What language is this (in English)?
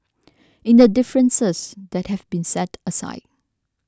English